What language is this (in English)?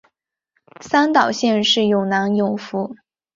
Chinese